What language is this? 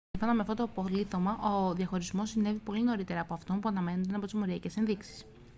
Greek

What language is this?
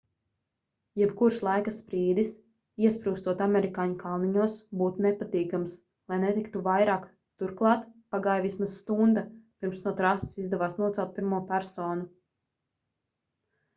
Latvian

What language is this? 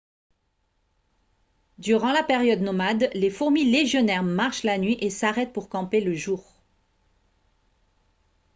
French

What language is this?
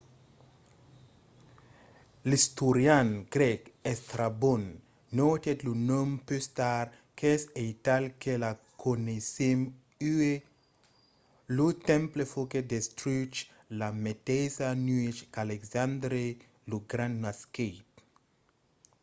Occitan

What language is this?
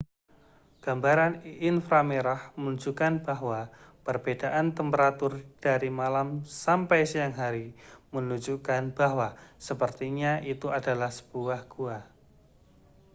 Indonesian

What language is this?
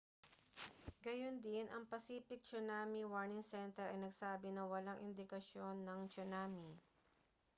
Filipino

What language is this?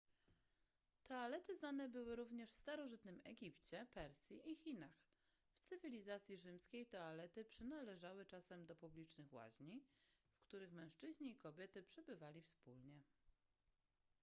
Polish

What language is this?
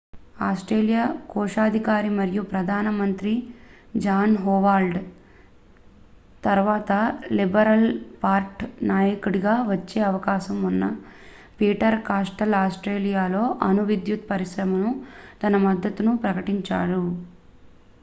Telugu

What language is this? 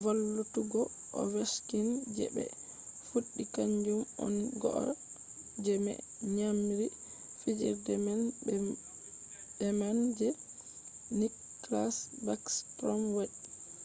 Fula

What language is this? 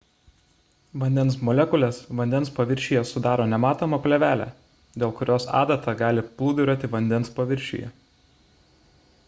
Lithuanian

